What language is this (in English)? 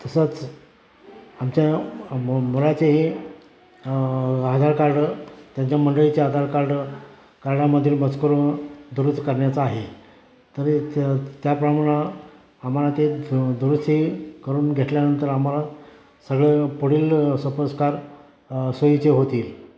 Marathi